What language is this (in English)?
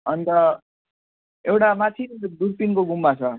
Nepali